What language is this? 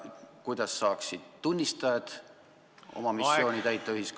Estonian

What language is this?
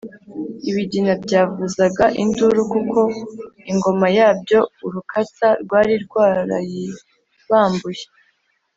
Kinyarwanda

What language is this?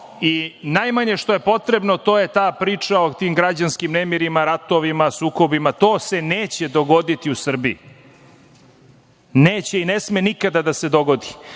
Serbian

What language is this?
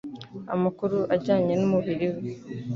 Kinyarwanda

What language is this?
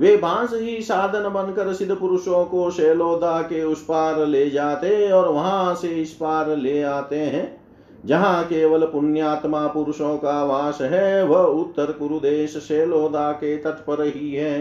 Hindi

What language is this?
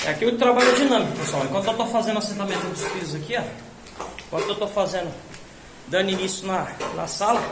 Portuguese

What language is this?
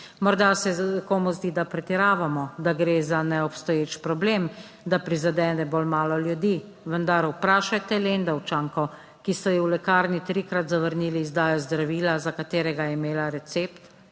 Slovenian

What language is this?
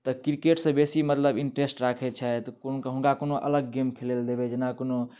Maithili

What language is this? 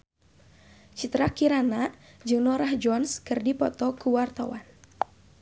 Sundanese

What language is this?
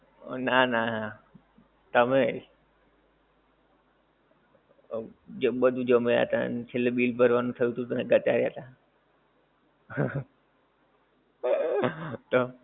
Gujarati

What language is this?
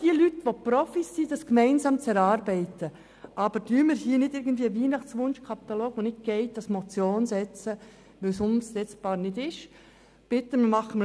Swiss German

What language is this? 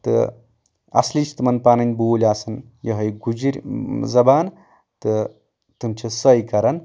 Kashmiri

